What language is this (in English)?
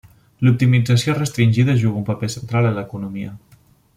Catalan